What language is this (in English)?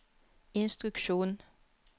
Norwegian